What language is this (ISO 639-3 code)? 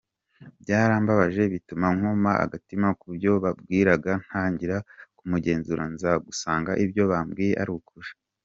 kin